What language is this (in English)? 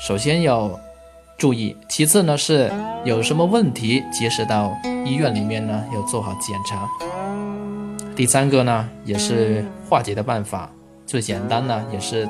Chinese